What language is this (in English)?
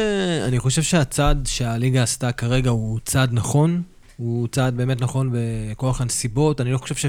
Hebrew